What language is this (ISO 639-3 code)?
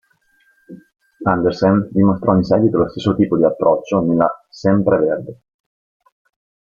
ita